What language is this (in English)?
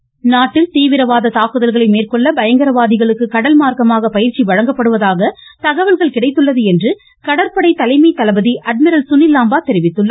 Tamil